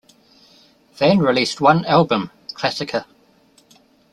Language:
English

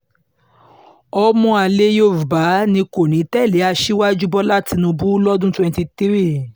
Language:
Yoruba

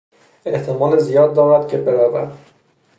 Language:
Persian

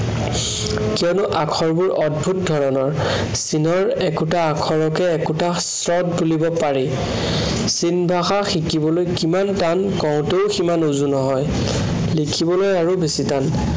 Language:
Assamese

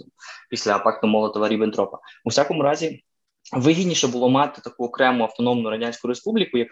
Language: Ukrainian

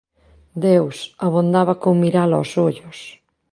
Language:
Galician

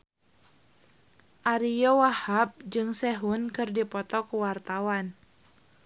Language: Sundanese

